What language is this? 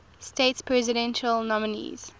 English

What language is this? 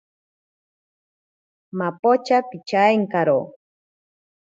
Ashéninka Perené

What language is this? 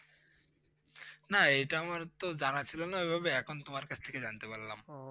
Bangla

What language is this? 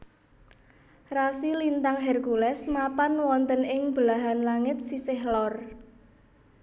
Javanese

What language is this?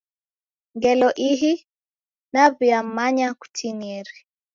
Taita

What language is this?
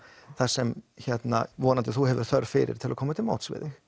Icelandic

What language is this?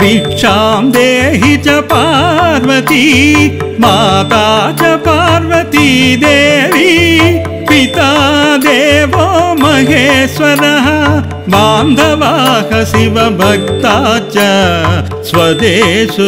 Romanian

